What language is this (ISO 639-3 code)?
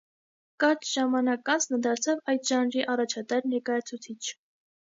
hye